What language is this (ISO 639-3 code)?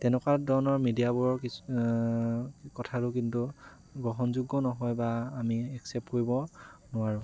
asm